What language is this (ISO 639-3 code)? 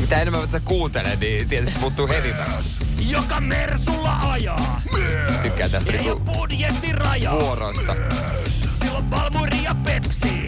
fin